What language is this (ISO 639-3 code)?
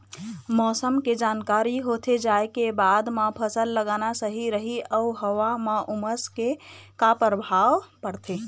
hne